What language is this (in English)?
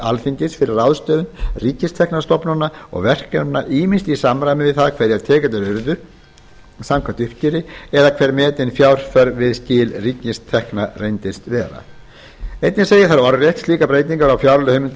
Icelandic